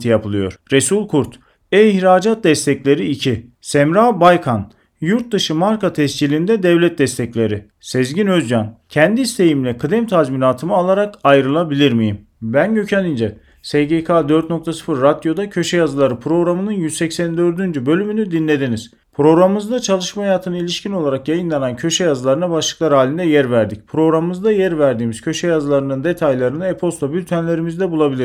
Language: Turkish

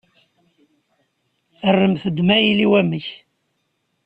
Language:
Kabyle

